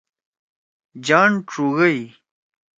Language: Torwali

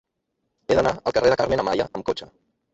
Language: Catalan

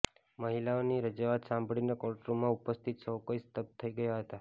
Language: Gujarati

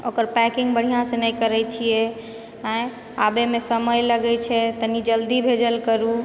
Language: Maithili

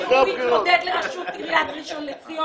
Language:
Hebrew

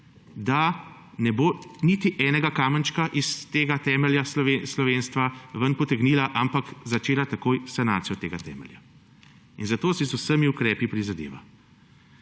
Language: Slovenian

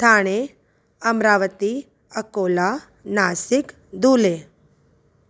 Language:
Sindhi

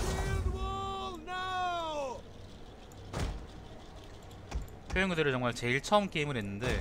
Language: Korean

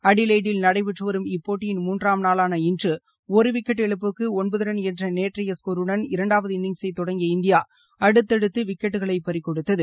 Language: Tamil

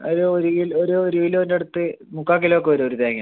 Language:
Malayalam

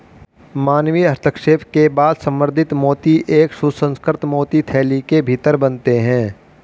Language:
Hindi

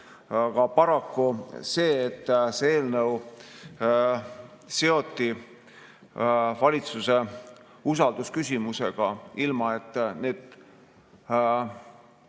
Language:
Estonian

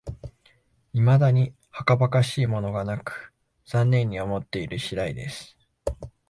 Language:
Japanese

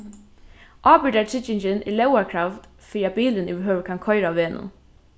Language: Faroese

